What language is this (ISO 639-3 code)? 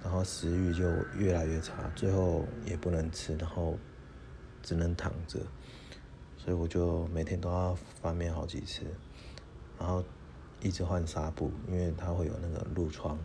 zho